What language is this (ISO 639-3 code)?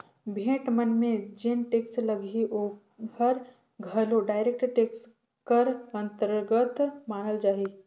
hne